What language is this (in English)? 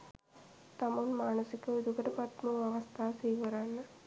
Sinhala